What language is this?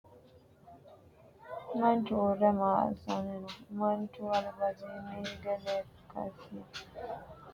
Sidamo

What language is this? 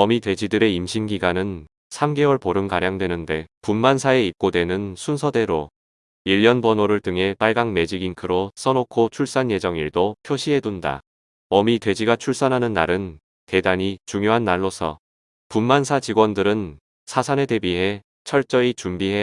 Korean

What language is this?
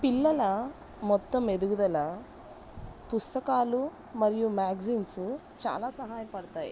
Telugu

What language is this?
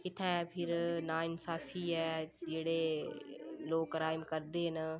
Dogri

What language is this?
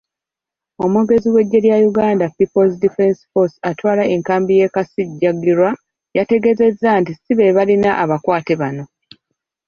Ganda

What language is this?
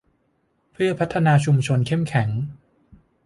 Thai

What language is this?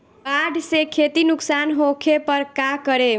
Bhojpuri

